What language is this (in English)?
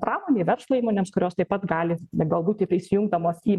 Lithuanian